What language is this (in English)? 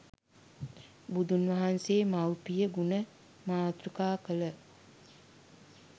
Sinhala